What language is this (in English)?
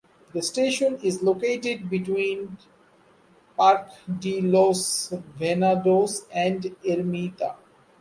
English